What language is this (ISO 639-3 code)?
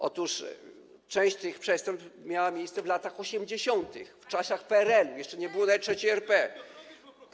pol